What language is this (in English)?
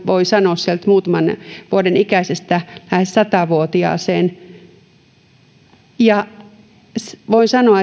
Finnish